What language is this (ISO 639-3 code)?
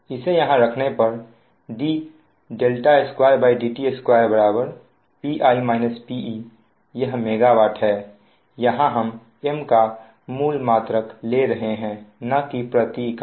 hin